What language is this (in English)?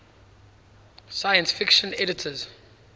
English